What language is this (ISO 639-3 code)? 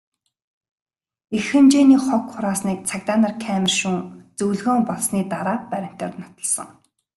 mon